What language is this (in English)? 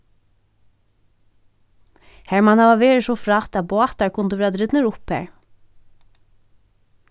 Faroese